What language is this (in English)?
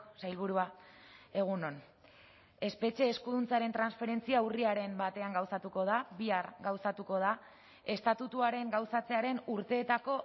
Basque